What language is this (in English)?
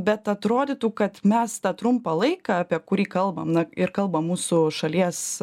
Lithuanian